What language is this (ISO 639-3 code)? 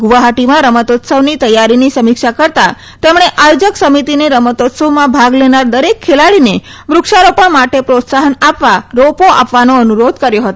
guj